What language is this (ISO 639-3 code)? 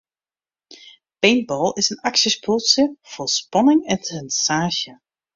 fry